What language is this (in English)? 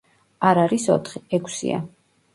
Georgian